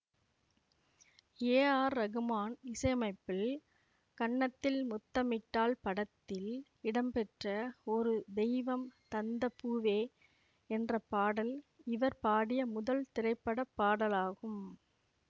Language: Tamil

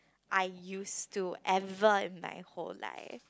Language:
English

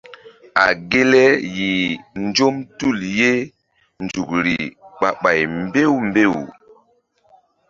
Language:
Mbum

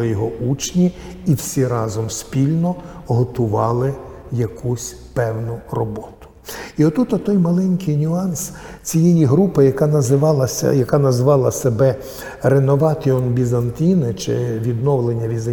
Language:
Ukrainian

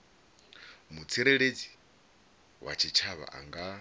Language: Venda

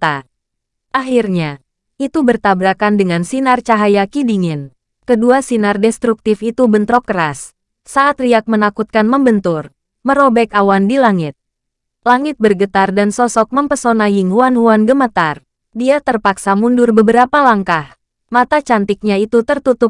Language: Indonesian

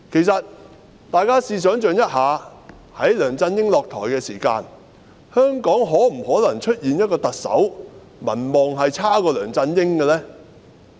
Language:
Cantonese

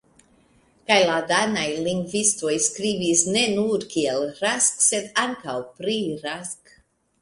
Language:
Esperanto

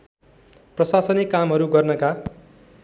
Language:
Nepali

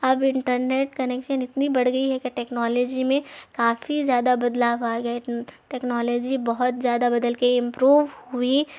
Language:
Urdu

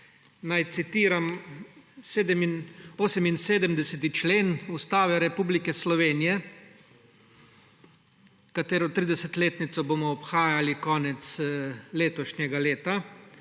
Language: Slovenian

